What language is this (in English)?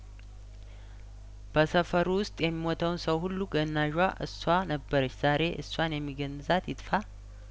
Amharic